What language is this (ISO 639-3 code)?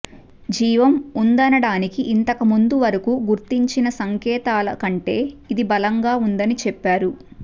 tel